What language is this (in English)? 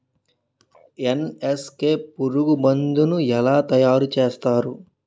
Telugu